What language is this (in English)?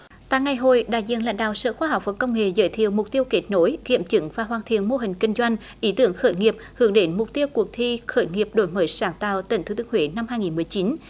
Vietnamese